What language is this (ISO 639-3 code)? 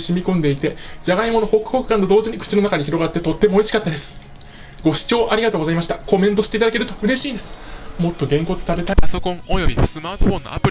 jpn